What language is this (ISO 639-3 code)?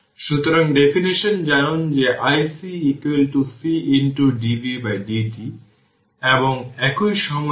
ben